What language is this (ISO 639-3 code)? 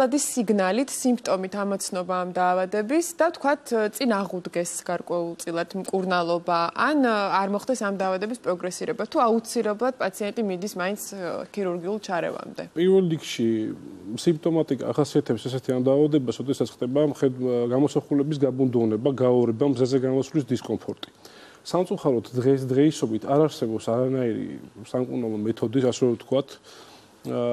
nld